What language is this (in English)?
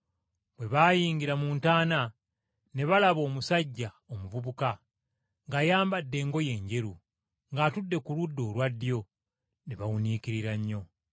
Ganda